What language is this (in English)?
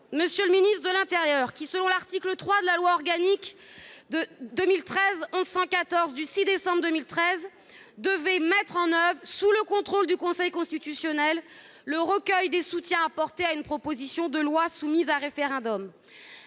French